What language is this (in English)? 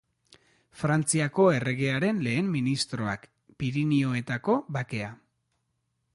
Basque